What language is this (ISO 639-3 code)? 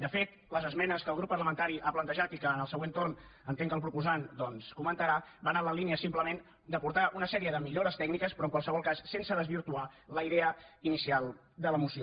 cat